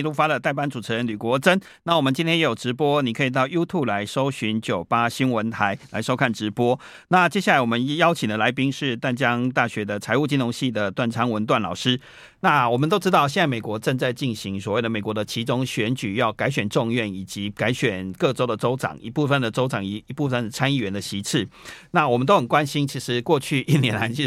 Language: Chinese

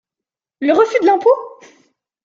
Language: French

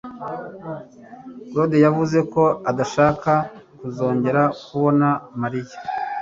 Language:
Kinyarwanda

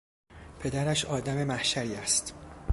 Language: Persian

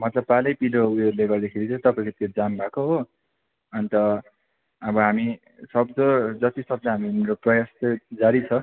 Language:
Nepali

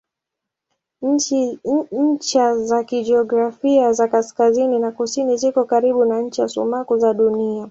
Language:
Swahili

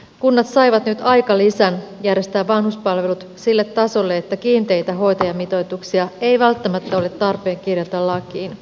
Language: Finnish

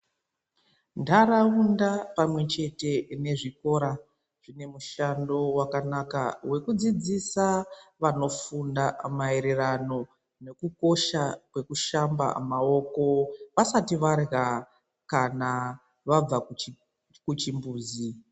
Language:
Ndau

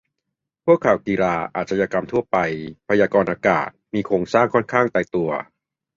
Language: Thai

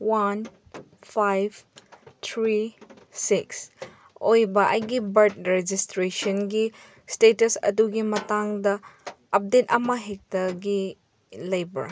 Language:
Manipuri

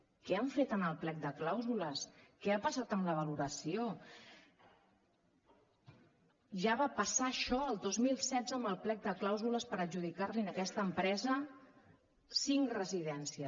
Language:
Catalan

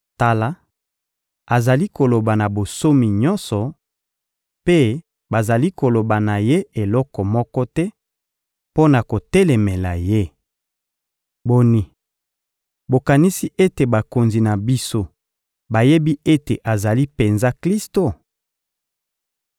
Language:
Lingala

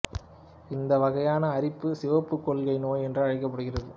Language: Tamil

